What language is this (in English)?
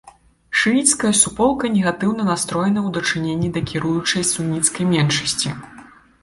Belarusian